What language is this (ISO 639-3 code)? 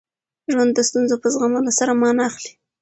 pus